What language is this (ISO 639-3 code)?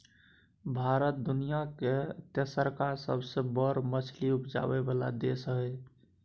mai